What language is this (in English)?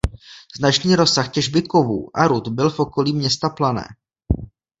Czech